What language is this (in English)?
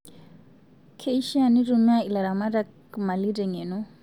Masai